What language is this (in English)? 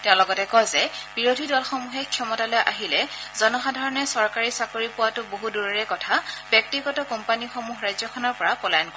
Assamese